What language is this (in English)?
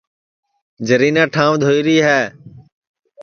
Sansi